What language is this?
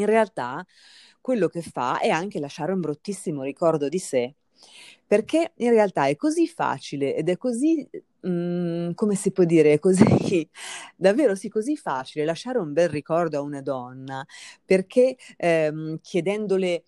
Italian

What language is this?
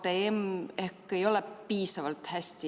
Estonian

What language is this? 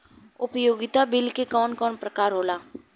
Bhojpuri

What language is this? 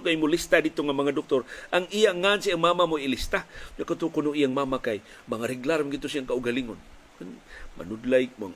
Filipino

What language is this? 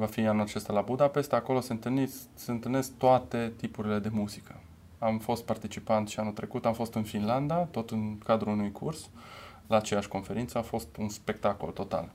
Romanian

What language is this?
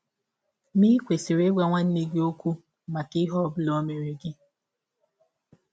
Igbo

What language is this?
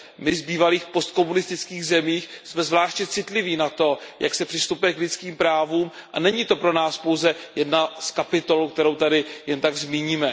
Czech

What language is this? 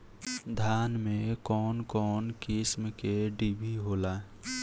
Bhojpuri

